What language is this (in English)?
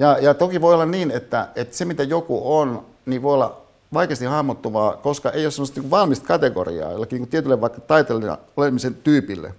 Finnish